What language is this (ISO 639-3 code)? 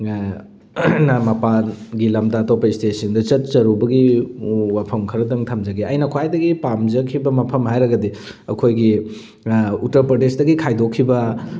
mni